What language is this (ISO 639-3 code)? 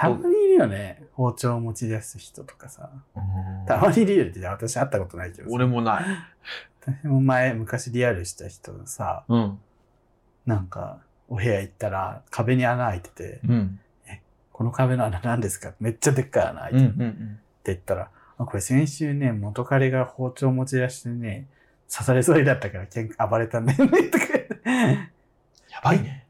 jpn